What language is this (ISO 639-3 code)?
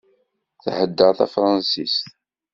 kab